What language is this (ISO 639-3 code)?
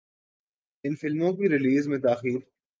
urd